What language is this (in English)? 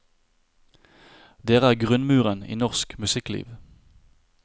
Norwegian